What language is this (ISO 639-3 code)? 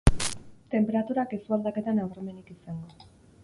eus